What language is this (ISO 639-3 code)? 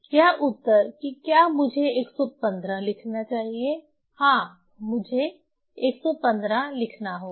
hin